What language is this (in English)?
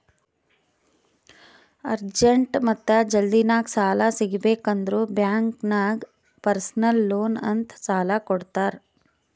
Kannada